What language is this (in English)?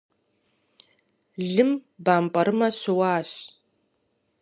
Kabardian